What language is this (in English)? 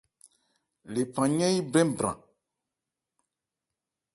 Ebrié